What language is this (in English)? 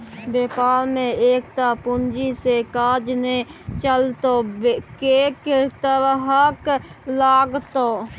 Maithili